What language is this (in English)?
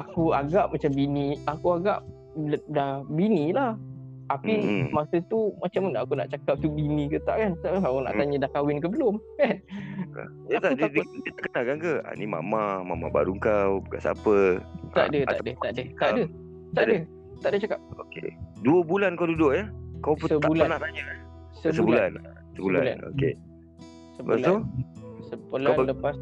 Malay